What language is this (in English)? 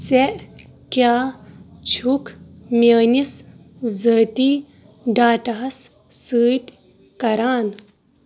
Kashmiri